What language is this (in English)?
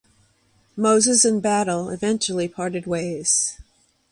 English